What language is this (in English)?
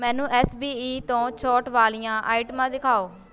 Punjabi